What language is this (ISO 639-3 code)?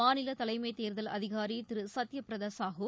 tam